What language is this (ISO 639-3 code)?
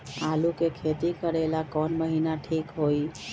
mag